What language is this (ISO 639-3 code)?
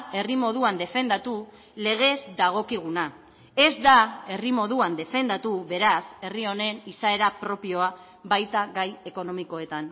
eus